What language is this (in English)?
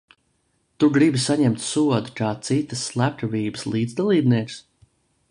Latvian